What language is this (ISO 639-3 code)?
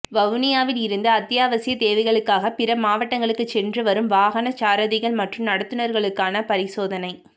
tam